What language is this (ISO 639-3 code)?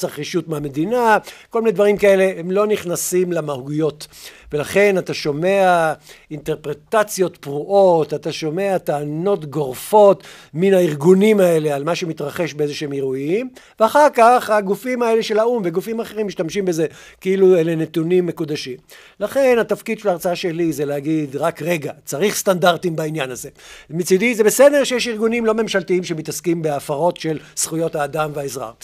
heb